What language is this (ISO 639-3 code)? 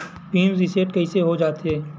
hne